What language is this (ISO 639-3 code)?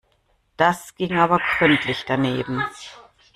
deu